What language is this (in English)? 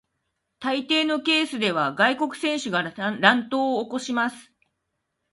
Japanese